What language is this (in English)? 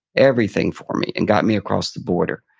English